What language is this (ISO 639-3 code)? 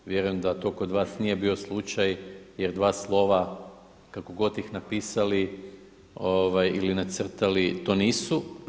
hrv